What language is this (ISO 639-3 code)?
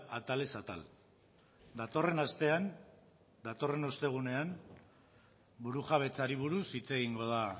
eus